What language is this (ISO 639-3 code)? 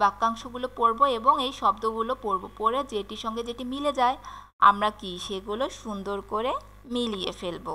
hin